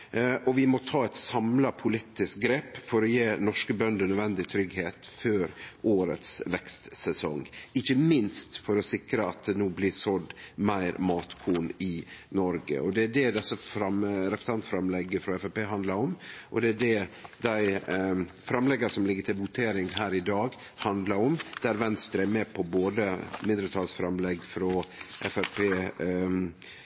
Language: Norwegian Nynorsk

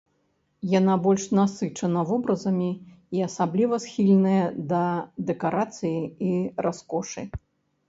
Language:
Belarusian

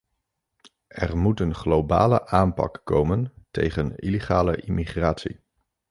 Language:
Dutch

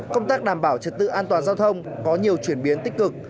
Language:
Vietnamese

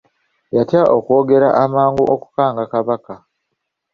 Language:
Ganda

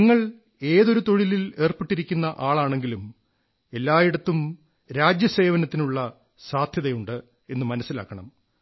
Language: Malayalam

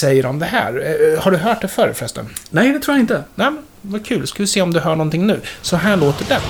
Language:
Swedish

